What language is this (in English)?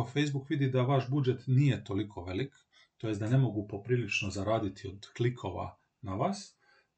Croatian